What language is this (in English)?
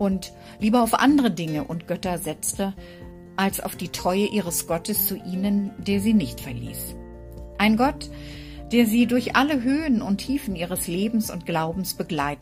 German